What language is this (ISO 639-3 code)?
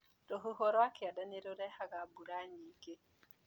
kik